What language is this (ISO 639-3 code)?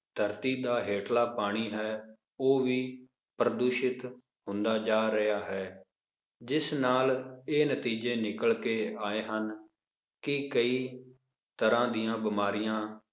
pan